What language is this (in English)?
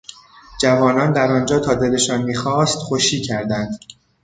Persian